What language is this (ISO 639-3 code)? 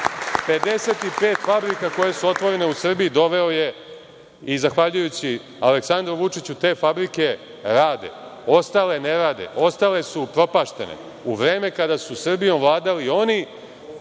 srp